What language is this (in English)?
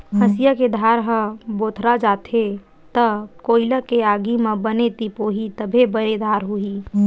Chhattisgarhi